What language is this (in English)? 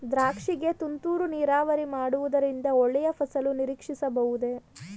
Kannada